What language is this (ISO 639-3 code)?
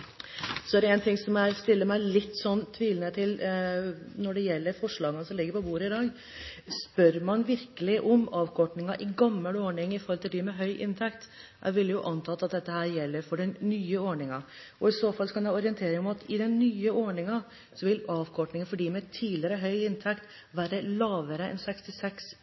nob